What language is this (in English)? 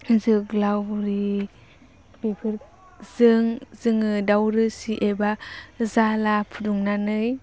Bodo